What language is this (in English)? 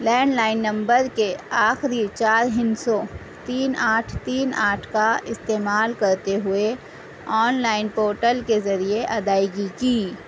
Urdu